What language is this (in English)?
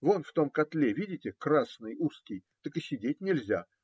Russian